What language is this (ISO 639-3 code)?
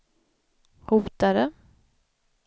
swe